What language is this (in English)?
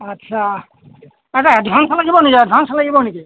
Assamese